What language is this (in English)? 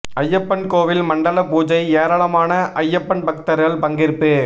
Tamil